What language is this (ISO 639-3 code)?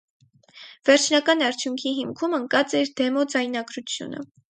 hye